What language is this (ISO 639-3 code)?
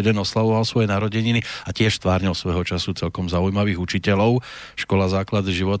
slk